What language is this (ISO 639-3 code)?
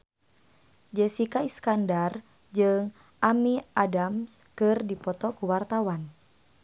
sun